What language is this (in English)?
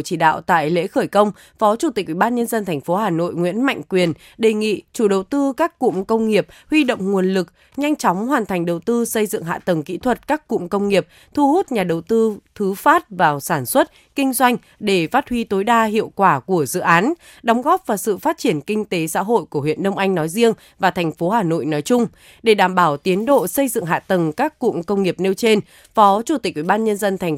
Vietnamese